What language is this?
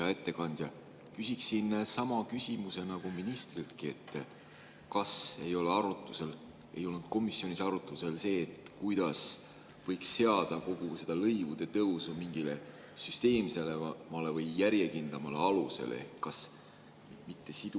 Estonian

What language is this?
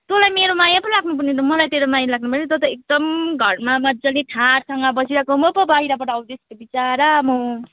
Nepali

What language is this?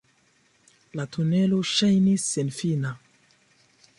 Esperanto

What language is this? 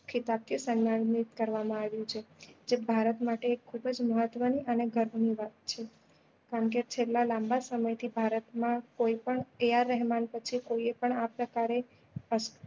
Gujarati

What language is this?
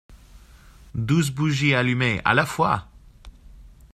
French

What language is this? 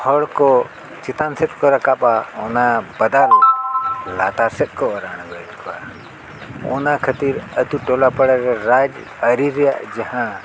Santali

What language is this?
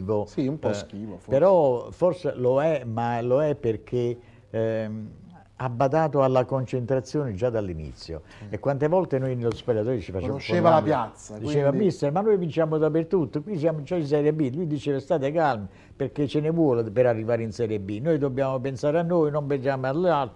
Italian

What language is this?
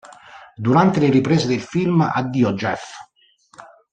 Italian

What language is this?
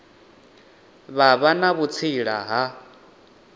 Venda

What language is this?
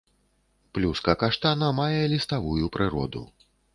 Belarusian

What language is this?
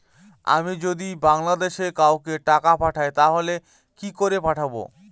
Bangla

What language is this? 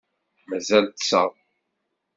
Kabyle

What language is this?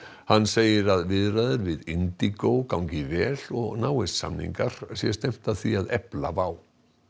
Icelandic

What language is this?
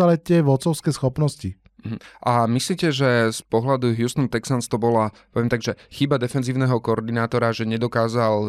Slovak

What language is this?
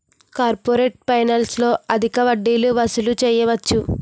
Telugu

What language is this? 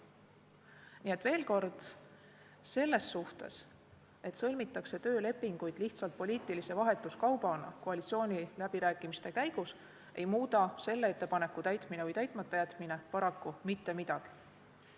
Estonian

